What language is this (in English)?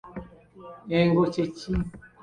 Ganda